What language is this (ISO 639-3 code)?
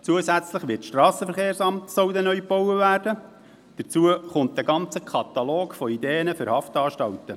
gsw